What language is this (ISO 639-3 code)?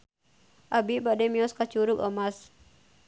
sun